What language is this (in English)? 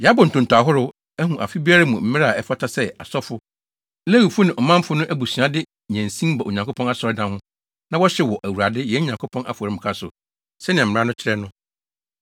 Akan